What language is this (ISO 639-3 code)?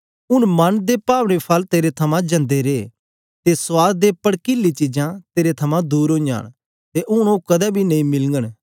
doi